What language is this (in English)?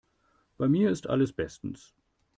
German